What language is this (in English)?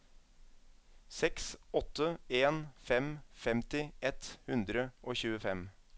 Norwegian